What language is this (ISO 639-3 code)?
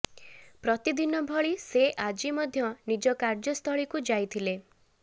ori